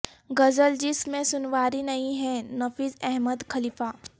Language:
Urdu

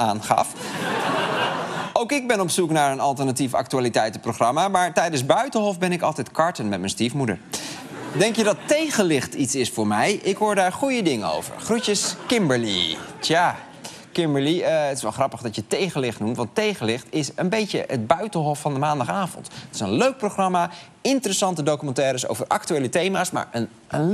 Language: Dutch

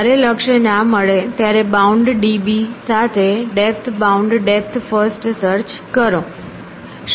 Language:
Gujarati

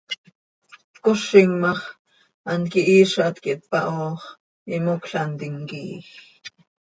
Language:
Seri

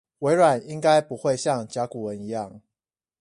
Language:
Chinese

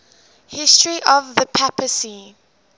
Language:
English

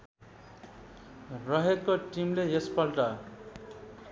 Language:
Nepali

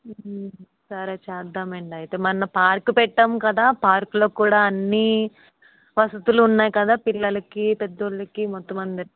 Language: Telugu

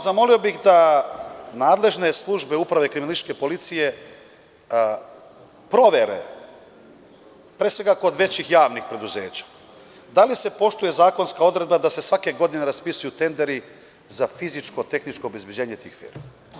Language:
Serbian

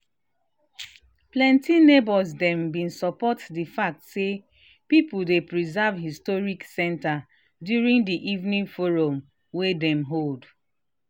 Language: Nigerian Pidgin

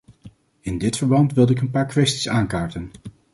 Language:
Dutch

